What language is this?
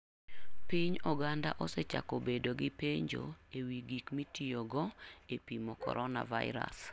Luo (Kenya and Tanzania)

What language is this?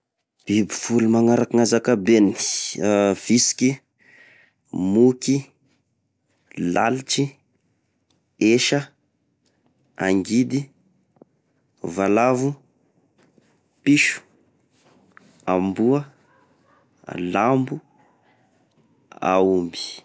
Tesaka Malagasy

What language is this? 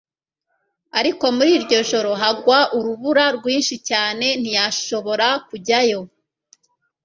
Kinyarwanda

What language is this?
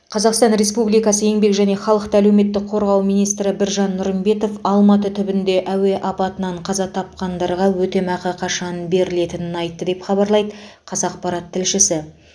Kazakh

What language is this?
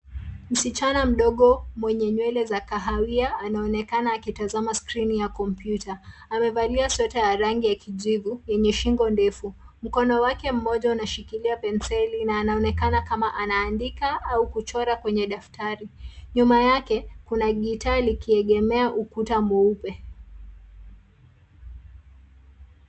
Swahili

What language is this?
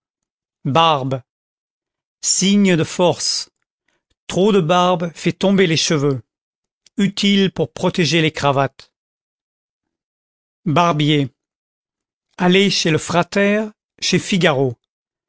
French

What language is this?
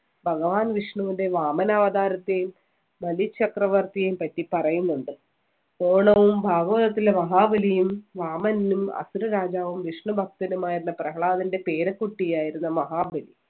Malayalam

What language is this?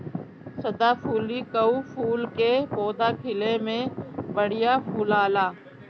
Bhojpuri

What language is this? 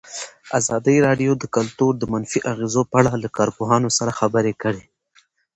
Pashto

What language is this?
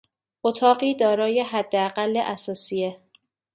Persian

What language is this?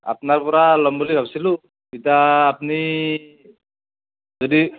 Assamese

